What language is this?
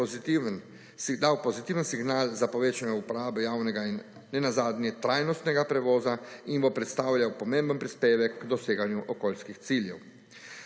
Slovenian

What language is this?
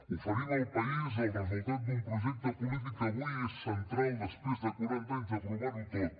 Catalan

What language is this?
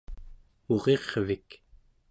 Central Yupik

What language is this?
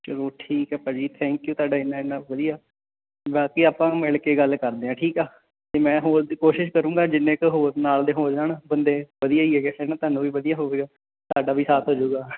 Punjabi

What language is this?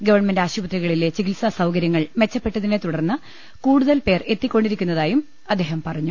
Malayalam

